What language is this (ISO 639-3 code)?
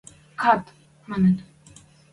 mrj